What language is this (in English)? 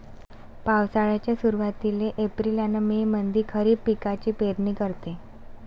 Marathi